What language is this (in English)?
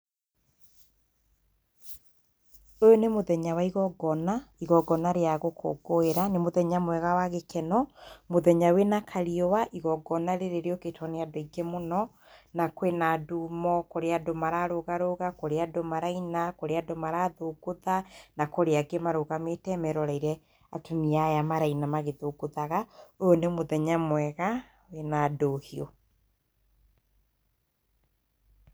Kikuyu